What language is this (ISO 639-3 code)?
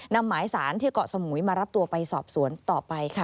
tha